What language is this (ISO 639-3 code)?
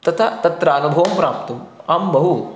san